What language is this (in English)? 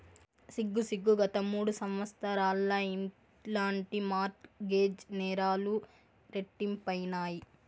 Telugu